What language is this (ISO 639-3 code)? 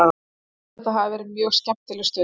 isl